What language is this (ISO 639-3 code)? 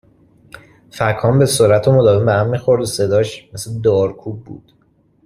fas